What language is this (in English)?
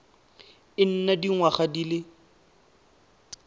Tswana